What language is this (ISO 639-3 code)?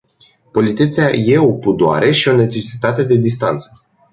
ron